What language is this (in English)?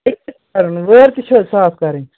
Kashmiri